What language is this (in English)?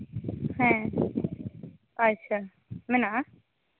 Santali